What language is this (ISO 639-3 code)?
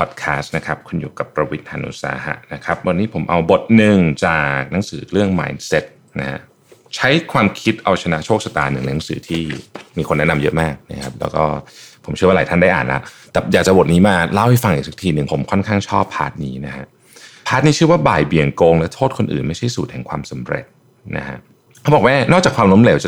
tha